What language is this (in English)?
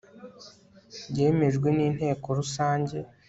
Kinyarwanda